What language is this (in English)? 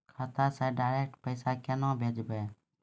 Maithili